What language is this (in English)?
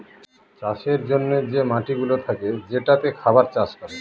Bangla